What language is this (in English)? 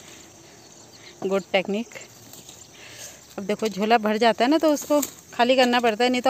Hindi